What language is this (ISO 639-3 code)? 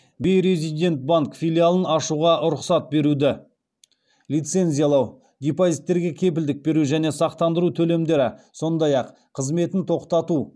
kaz